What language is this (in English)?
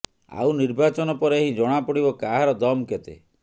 Odia